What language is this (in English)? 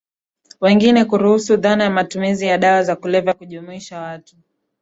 Swahili